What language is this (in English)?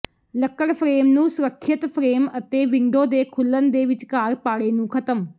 Punjabi